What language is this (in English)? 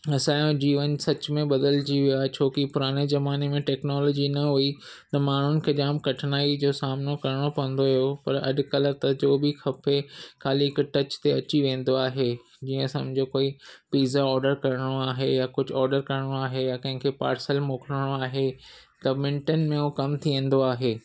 Sindhi